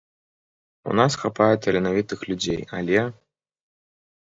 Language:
Belarusian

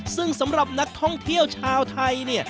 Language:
Thai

